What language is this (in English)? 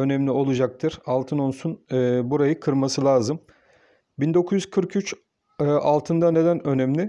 Turkish